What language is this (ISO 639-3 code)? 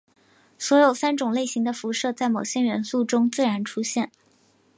zho